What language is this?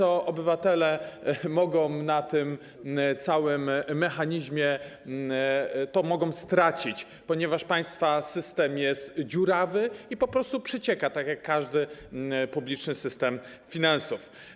Polish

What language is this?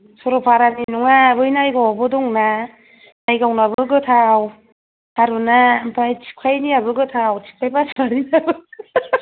Bodo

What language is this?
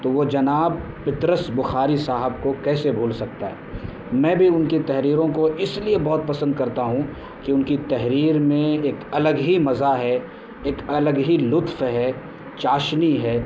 Urdu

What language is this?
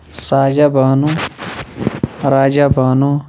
Kashmiri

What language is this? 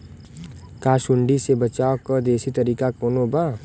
Bhojpuri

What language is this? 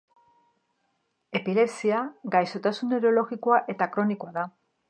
Basque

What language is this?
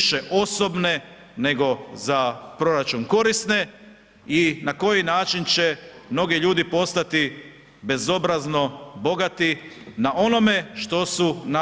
Croatian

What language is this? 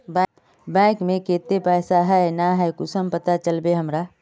Magahi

